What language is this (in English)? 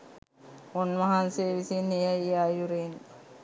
Sinhala